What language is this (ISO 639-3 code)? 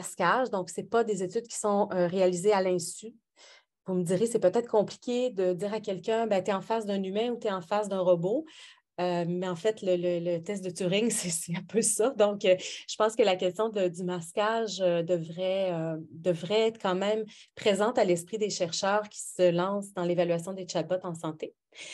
fra